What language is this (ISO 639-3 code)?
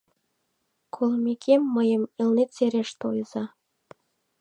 chm